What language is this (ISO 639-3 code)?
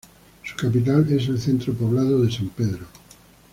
spa